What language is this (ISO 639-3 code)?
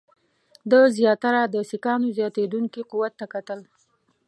pus